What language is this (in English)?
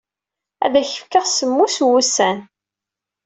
Kabyle